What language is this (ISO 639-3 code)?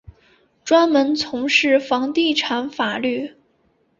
zho